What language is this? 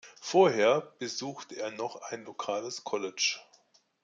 German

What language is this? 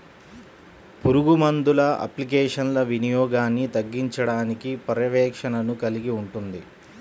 Telugu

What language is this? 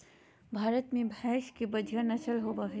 Magahi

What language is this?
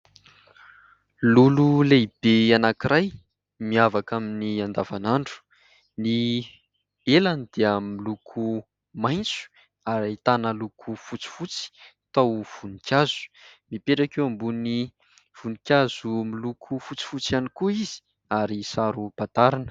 Malagasy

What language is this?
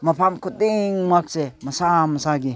Manipuri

